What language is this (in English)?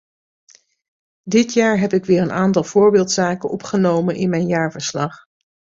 Dutch